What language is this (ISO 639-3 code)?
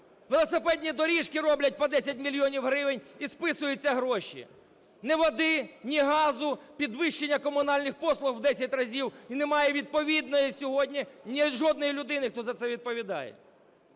ukr